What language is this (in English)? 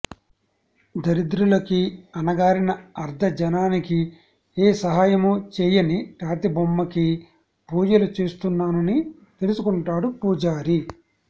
Telugu